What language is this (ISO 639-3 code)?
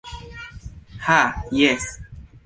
epo